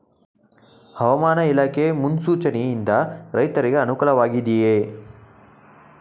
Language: Kannada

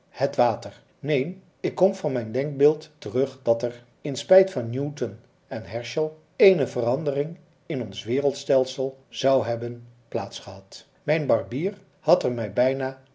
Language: Dutch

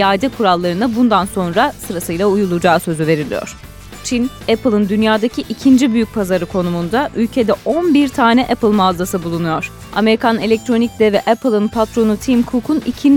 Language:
Turkish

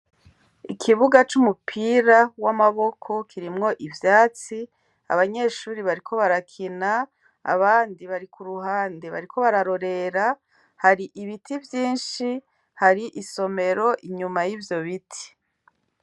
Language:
Rundi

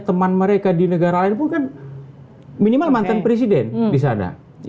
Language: Indonesian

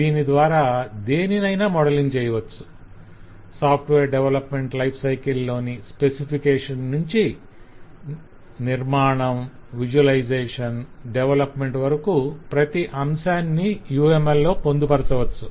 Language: Telugu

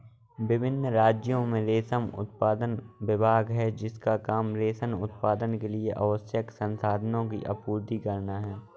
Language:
Hindi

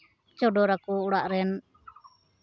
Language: Santali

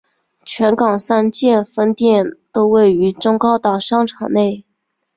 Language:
Chinese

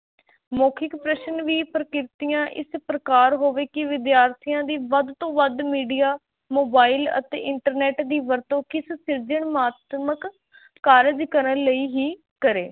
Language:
Punjabi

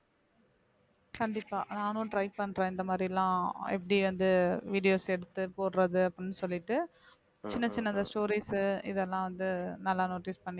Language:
Tamil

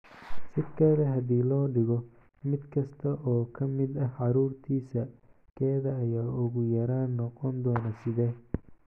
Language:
Somali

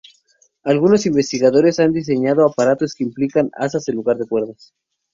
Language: Spanish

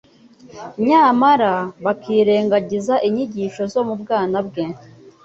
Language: Kinyarwanda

